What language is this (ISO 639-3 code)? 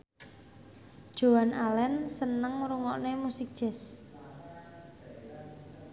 jav